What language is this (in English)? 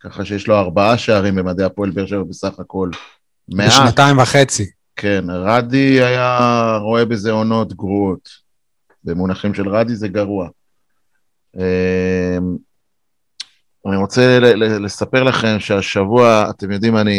Hebrew